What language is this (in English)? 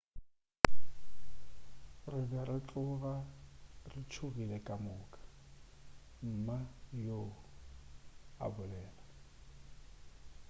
Northern Sotho